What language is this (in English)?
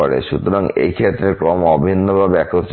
Bangla